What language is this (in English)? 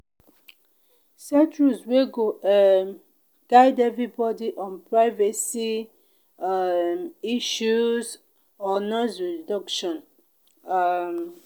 Nigerian Pidgin